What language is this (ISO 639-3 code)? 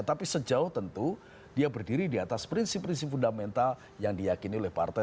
ind